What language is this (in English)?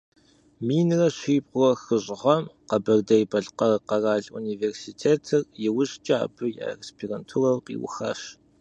Kabardian